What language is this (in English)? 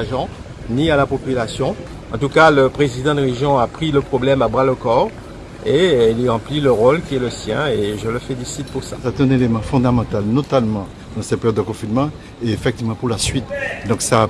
French